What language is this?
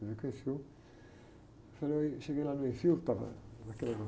Portuguese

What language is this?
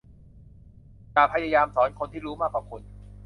Thai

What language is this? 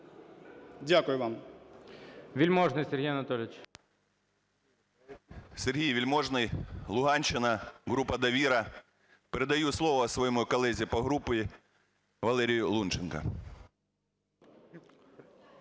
Ukrainian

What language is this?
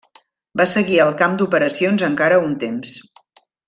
Catalan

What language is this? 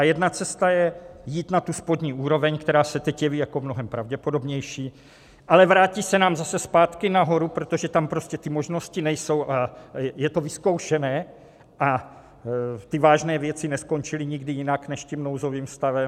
Czech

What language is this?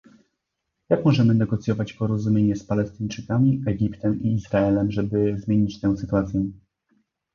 Polish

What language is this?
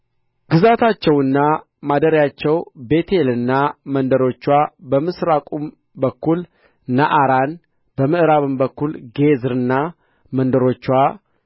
Amharic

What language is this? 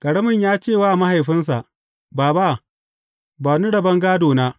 Hausa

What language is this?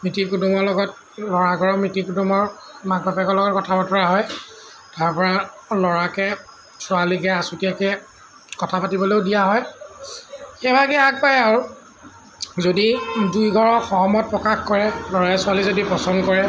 Assamese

